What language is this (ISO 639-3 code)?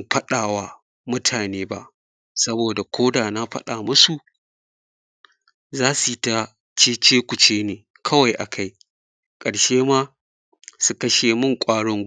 hau